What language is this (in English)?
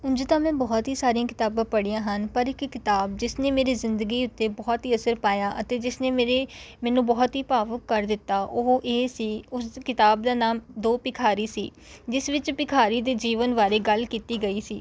Punjabi